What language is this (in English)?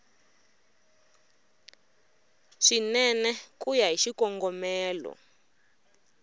Tsonga